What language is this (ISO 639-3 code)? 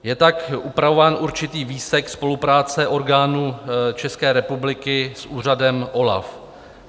ces